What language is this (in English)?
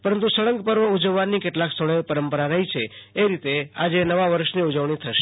Gujarati